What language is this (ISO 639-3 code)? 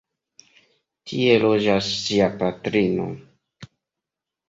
epo